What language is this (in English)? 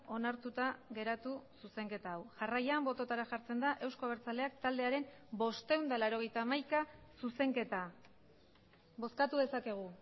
Basque